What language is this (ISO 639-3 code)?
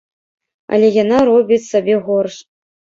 bel